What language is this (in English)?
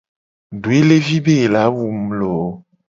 Gen